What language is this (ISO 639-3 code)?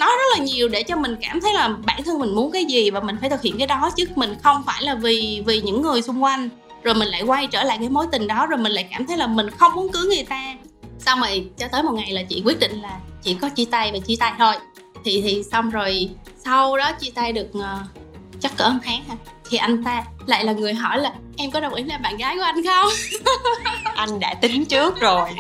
vie